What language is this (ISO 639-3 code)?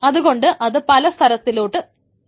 mal